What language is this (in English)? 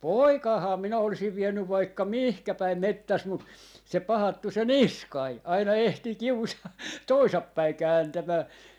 Finnish